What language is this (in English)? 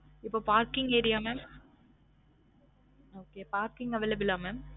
Tamil